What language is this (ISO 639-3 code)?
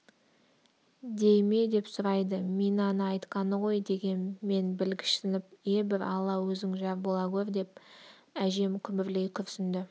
kaz